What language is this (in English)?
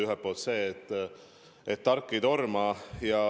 Estonian